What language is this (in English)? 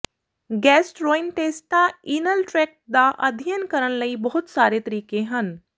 Punjabi